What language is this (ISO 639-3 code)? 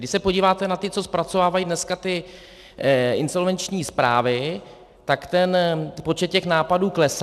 ces